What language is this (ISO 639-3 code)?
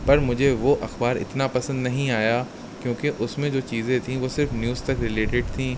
urd